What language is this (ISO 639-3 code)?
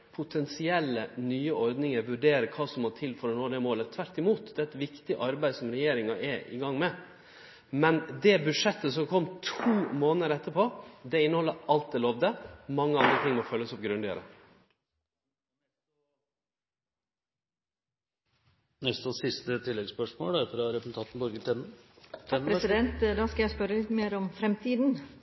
nno